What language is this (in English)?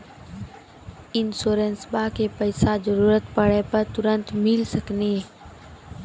Maithili